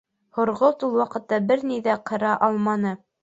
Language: Bashkir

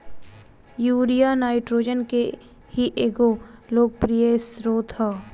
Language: Bhojpuri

